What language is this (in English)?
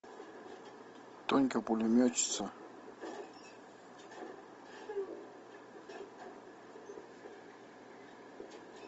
Russian